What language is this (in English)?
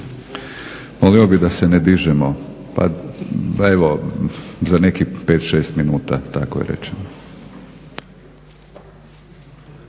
Croatian